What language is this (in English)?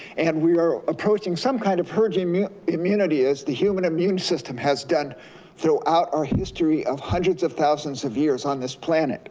English